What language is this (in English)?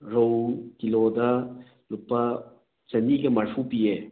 Manipuri